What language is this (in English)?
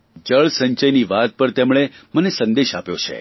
Gujarati